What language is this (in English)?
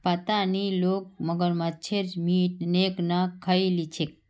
Magahi